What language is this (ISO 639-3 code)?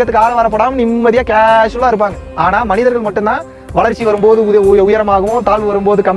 tam